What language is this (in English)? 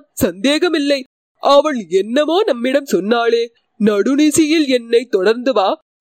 Tamil